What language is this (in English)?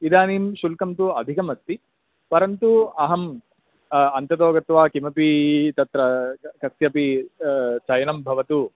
Sanskrit